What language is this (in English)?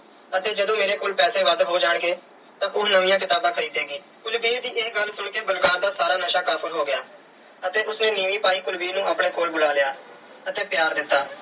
Punjabi